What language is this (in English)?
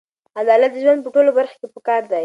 Pashto